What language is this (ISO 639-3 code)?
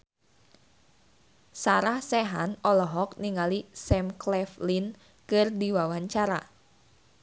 sun